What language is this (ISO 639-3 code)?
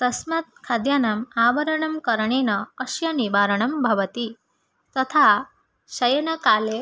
san